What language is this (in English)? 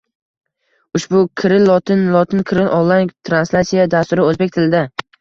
Uzbek